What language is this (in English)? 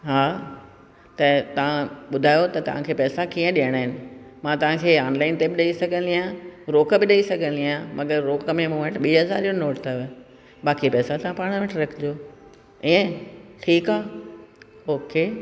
Sindhi